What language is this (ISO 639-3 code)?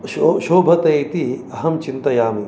san